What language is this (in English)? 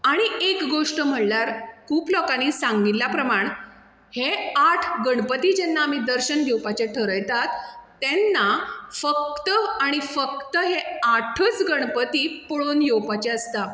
Konkani